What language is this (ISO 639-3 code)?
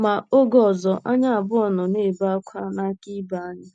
ibo